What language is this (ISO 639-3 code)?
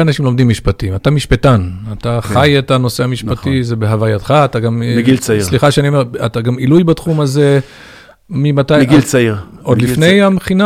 heb